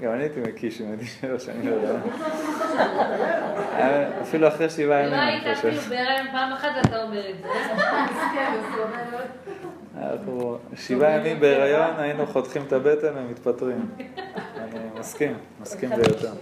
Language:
Hebrew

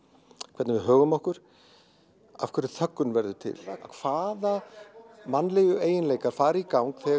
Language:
Icelandic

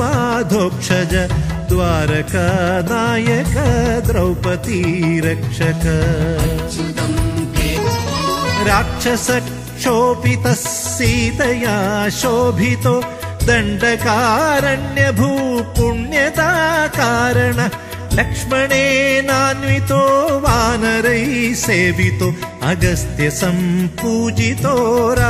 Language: Romanian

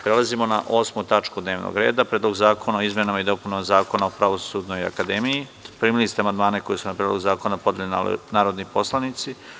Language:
Serbian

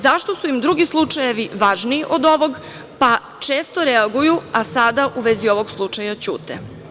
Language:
Serbian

